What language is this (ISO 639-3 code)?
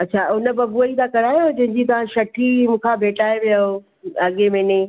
snd